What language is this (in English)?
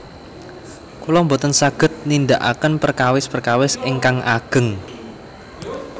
Javanese